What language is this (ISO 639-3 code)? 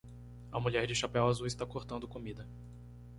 por